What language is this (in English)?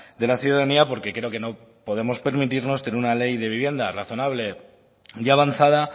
Spanish